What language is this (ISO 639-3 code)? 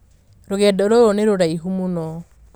kik